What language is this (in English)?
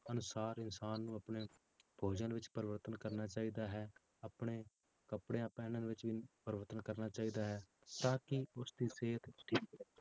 Punjabi